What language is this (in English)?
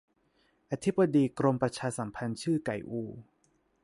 Thai